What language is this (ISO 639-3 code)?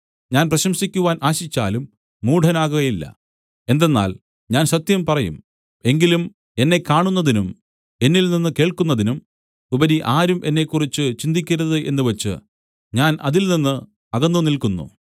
mal